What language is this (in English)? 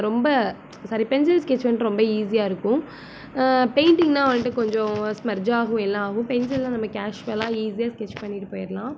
Tamil